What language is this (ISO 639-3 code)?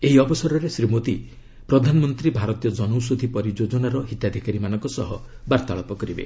ori